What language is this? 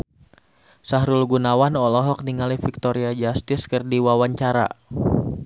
Sundanese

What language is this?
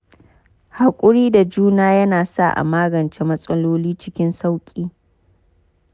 Hausa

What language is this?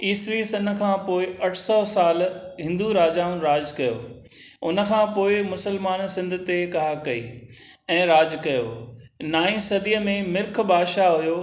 Sindhi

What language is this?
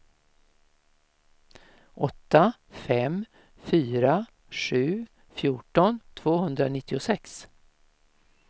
Swedish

